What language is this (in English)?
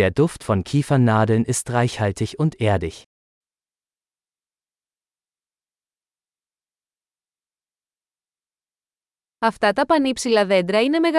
Greek